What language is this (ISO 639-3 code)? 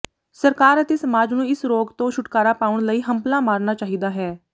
pan